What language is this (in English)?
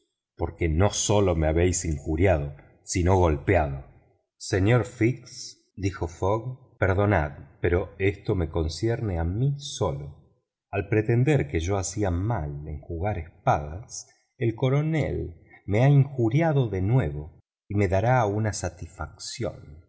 Spanish